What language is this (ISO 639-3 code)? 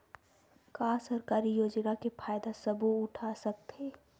hne